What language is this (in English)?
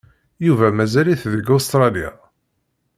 Kabyle